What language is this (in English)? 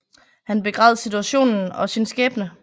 Danish